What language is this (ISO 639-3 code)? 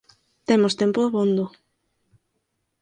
glg